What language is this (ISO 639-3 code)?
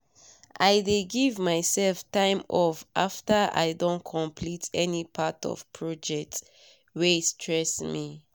pcm